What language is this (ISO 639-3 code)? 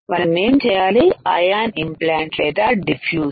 tel